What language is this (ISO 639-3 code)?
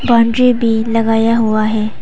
hin